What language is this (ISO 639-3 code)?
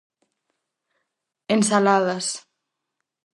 glg